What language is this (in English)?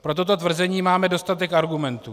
Czech